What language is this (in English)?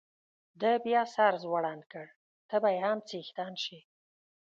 Pashto